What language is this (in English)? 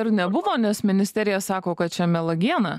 Lithuanian